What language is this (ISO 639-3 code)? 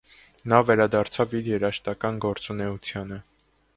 hye